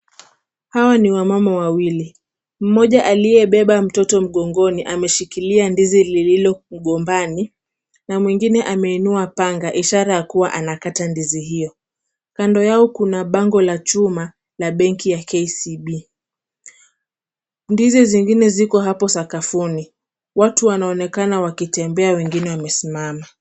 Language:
Swahili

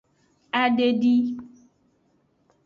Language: Aja (Benin)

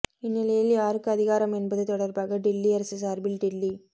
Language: Tamil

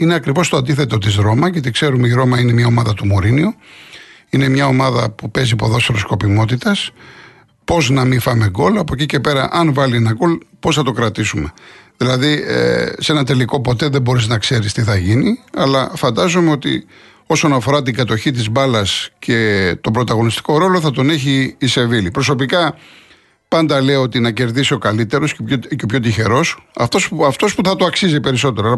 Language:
Greek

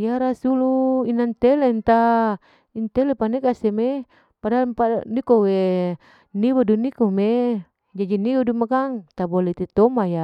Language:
Larike-Wakasihu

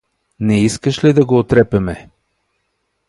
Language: Bulgarian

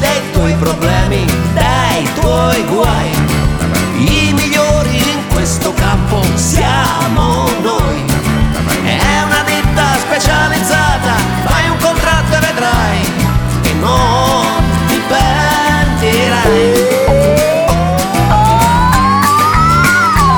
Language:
Italian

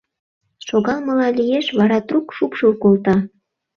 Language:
Mari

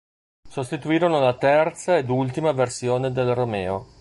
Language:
Italian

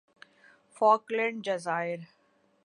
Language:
Urdu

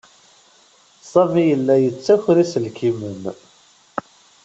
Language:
Kabyle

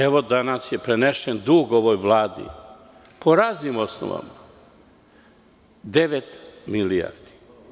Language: Serbian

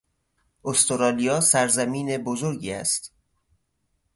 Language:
Persian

